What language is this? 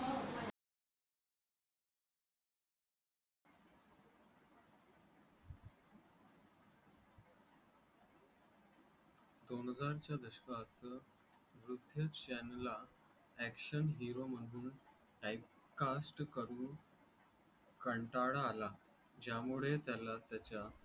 Marathi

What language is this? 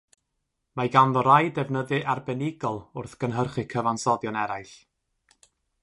Welsh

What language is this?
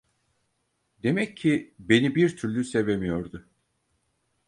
Turkish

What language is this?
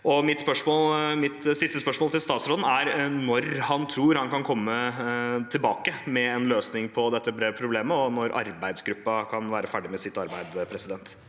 Norwegian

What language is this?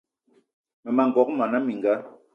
Eton (Cameroon)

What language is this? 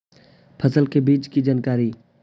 Magahi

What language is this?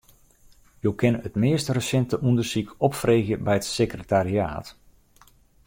Western Frisian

